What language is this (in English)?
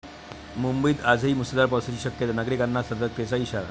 Marathi